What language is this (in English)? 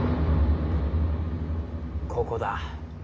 Japanese